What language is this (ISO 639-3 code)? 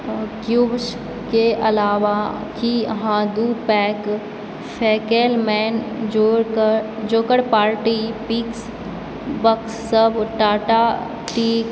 mai